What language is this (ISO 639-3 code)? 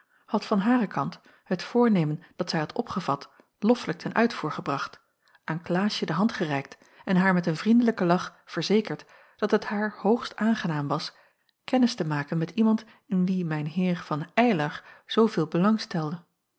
nld